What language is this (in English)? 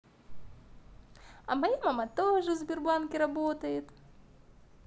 Russian